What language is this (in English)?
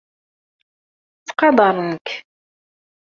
Kabyle